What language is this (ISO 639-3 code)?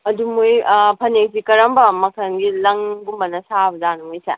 mni